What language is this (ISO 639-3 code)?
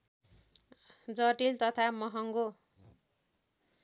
nep